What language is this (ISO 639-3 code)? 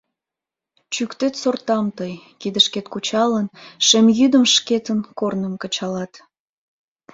chm